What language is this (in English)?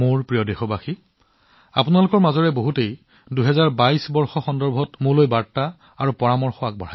Assamese